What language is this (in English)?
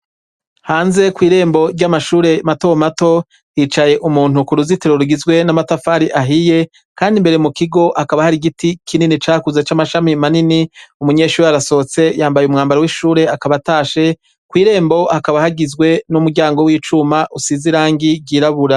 Rundi